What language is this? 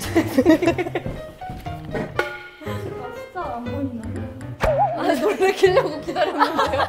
Korean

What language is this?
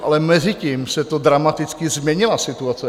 Czech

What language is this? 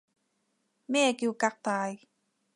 Cantonese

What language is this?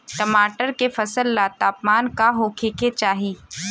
Bhojpuri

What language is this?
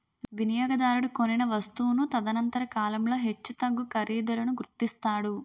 Telugu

